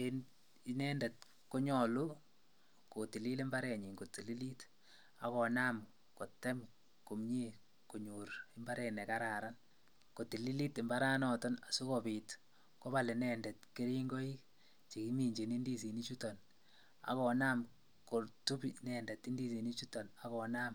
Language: Kalenjin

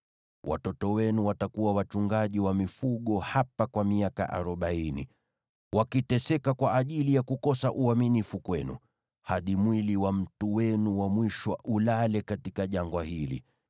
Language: Swahili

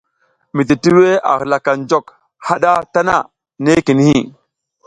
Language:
South Giziga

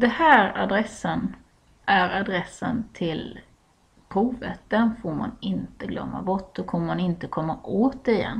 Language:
Swedish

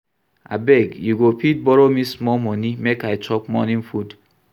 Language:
Nigerian Pidgin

